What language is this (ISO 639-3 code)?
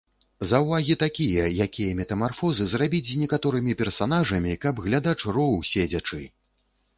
bel